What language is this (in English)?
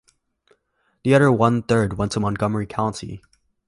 English